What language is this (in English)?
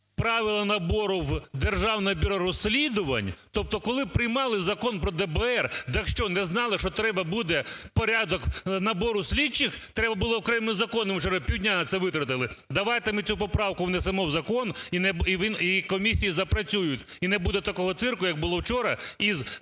Ukrainian